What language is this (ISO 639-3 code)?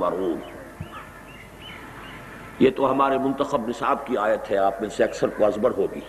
urd